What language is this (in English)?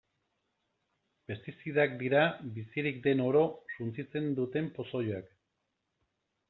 Basque